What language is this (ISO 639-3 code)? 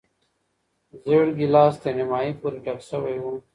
pus